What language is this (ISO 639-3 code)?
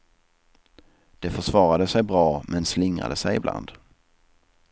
swe